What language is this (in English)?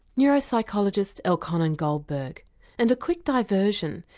English